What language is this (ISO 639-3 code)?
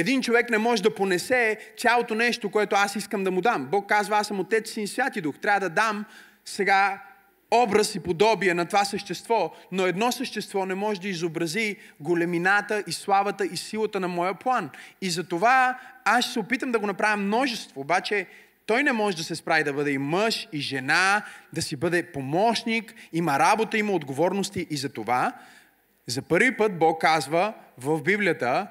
bul